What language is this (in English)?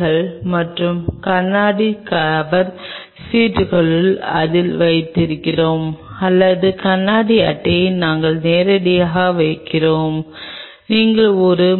Tamil